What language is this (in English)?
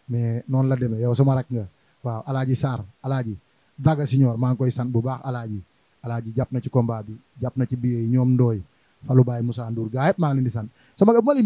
Indonesian